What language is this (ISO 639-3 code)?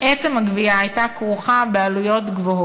heb